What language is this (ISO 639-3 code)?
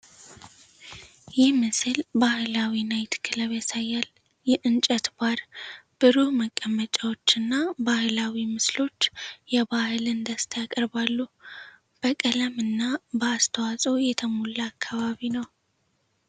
amh